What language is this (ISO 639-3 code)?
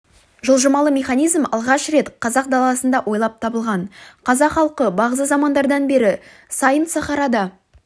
kaz